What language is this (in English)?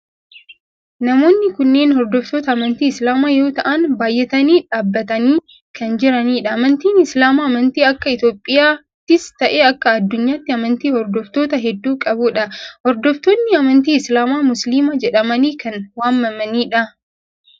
Oromo